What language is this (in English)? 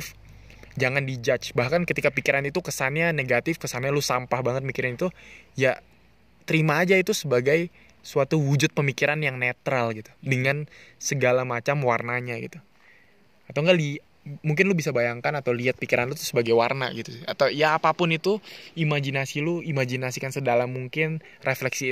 Indonesian